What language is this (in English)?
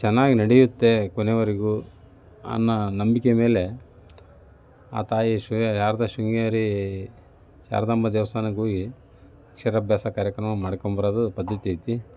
Kannada